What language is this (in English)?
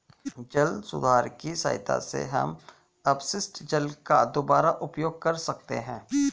Hindi